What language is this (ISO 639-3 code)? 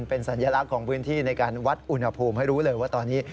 tha